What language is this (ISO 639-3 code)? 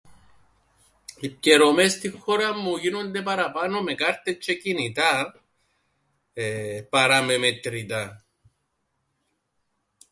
ell